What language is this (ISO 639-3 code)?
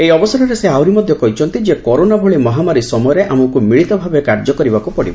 ori